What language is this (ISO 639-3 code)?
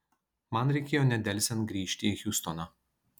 lit